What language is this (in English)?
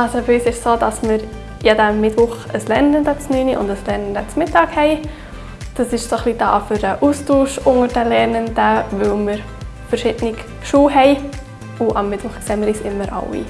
German